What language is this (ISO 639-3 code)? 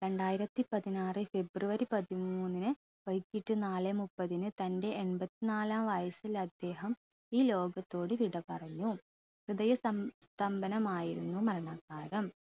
mal